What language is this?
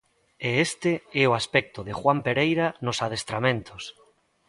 Galician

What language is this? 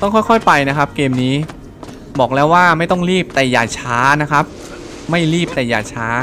Thai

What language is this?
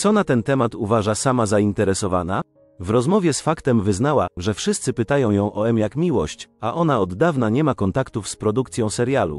Polish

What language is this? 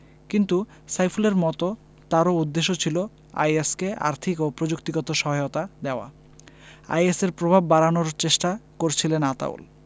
Bangla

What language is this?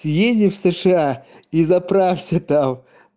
Russian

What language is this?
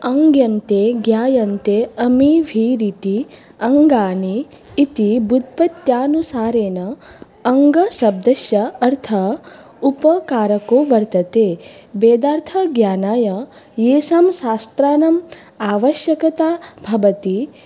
Sanskrit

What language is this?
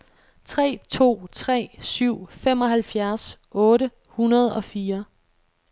Danish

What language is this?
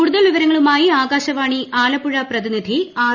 Malayalam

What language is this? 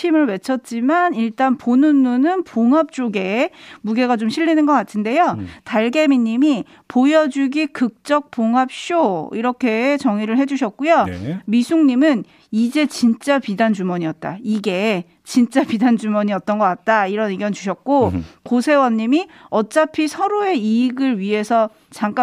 Korean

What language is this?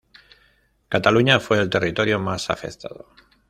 Spanish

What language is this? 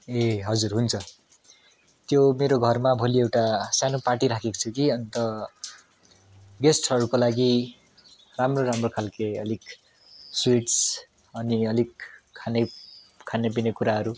Nepali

